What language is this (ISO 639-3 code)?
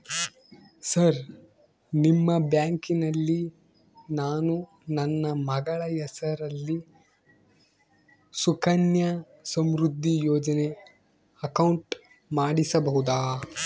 kan